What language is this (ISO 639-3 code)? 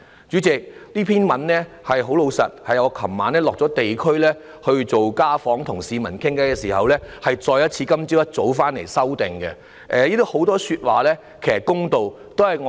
yue